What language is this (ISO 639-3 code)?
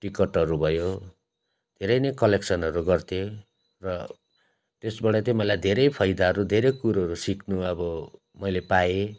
nep